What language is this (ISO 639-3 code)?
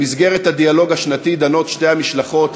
heb